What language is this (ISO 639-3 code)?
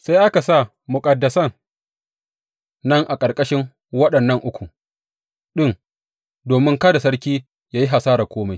hau